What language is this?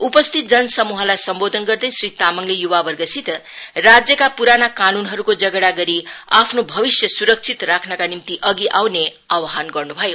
Nepali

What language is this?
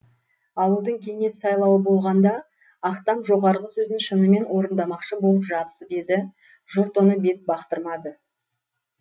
Kazakh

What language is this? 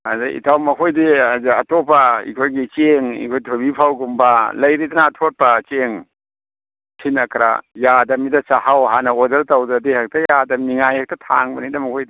Manipuri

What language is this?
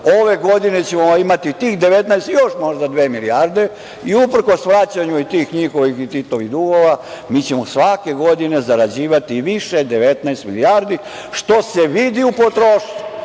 Serbian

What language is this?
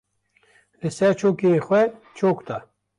Kurdish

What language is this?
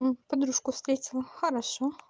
Russian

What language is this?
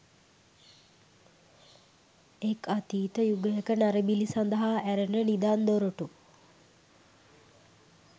Sinhala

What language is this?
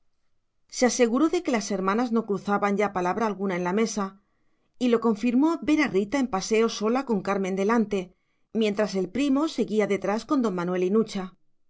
Spanish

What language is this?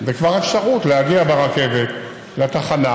Hebrew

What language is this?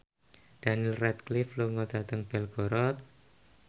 Javanese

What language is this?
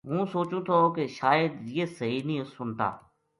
Gujari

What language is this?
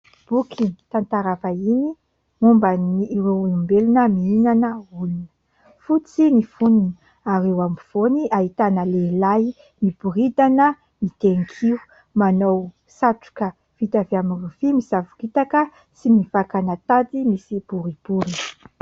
Malagasy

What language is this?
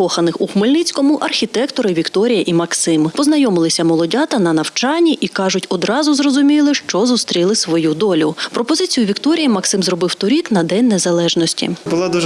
Ukrainian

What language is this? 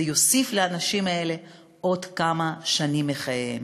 Hebrew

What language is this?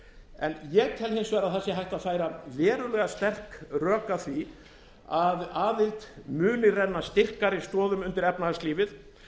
Icelandic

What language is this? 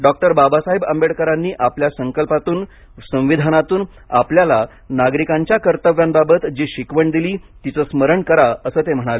Marathi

